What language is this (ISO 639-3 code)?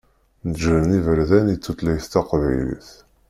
kab